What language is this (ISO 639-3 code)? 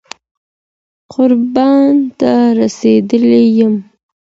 pus